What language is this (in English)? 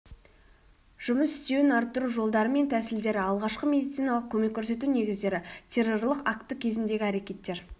Kazakh